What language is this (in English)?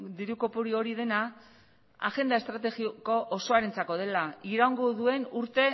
Basque